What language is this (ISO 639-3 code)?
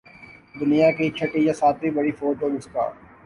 urd